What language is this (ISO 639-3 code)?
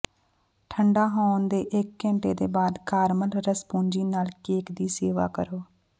pan